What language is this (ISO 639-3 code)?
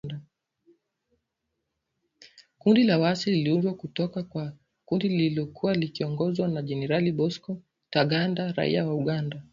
swa